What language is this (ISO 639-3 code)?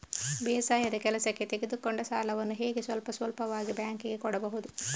kan